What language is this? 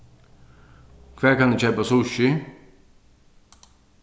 Faroese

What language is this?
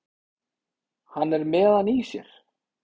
Icelandic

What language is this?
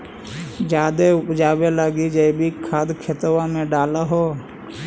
Magahi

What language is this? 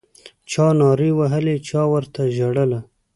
Pashto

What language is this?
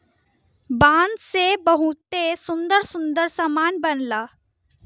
Bhojpuri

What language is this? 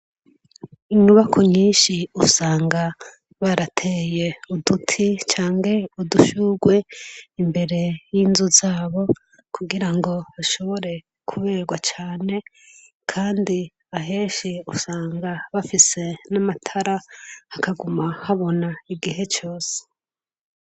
Rundi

